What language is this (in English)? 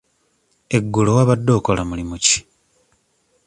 Ganda